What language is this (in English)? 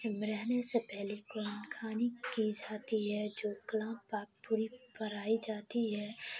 Urdu